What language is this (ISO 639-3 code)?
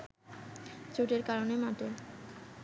ben